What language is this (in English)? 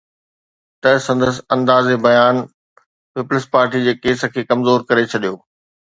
Sindhi